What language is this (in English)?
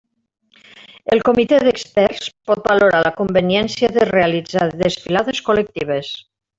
Catalan